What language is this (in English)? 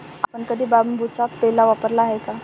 Marathi